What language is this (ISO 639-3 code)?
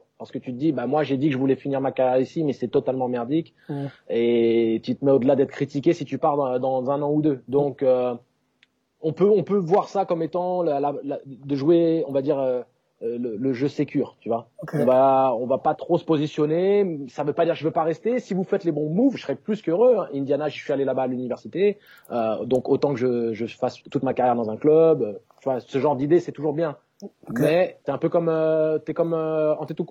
fra